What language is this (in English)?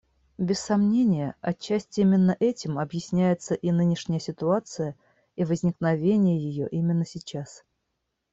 Russian